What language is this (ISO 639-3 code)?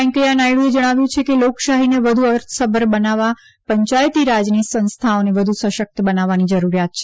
guj